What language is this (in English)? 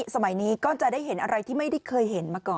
Thai